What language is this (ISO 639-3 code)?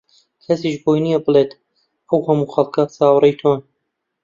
ckb